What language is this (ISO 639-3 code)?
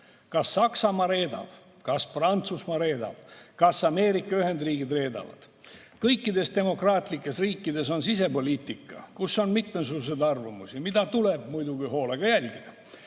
est